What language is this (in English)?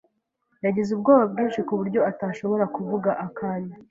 Kinyarwanda